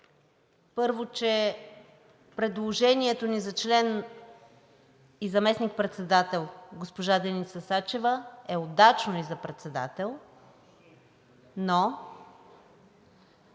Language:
Bulgarian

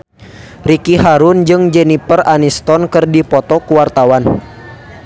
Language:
Sundanese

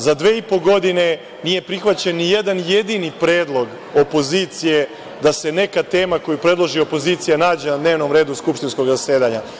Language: Serbian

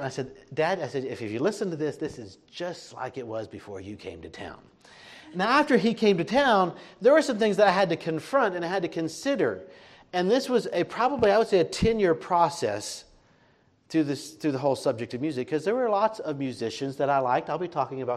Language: English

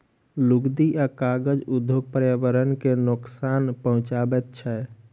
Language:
Maithili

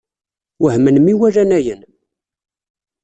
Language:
Kabyle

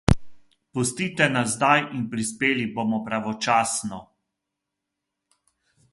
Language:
Slovenian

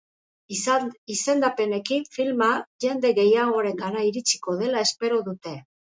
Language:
Basque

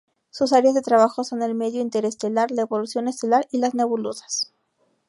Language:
Spanish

